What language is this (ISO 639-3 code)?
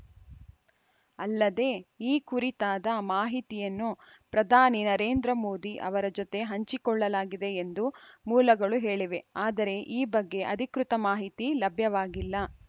kan